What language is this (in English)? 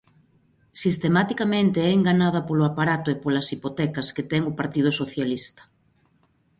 Galician